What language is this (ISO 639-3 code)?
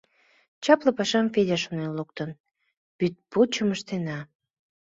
chm